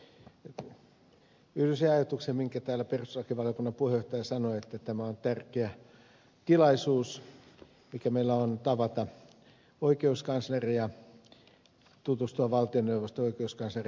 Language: Finnish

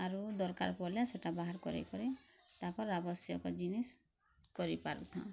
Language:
Odia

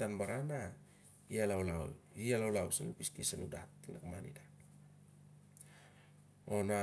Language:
Siar-Lak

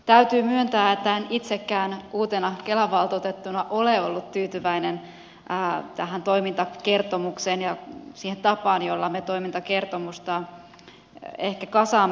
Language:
Finnish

